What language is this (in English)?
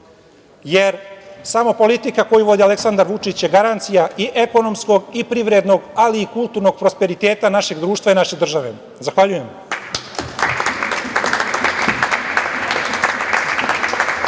Serbian